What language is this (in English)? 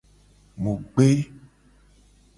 Gen